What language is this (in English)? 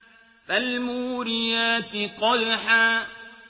Arabic